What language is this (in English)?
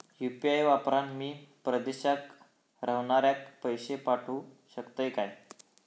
Marathi